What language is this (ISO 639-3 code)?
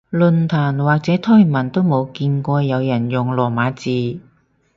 yue